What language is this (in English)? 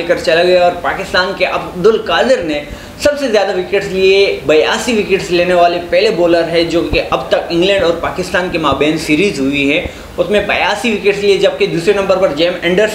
Hindi